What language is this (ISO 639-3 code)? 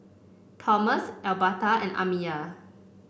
eng